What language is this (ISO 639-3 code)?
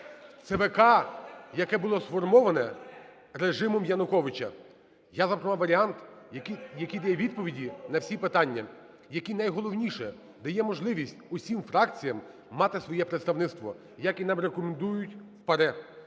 ukr